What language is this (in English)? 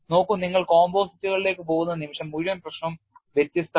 Malayalam